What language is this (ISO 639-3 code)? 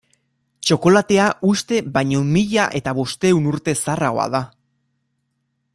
eus